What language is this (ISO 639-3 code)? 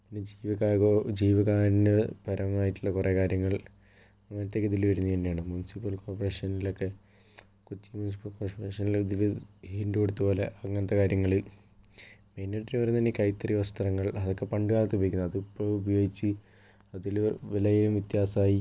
mal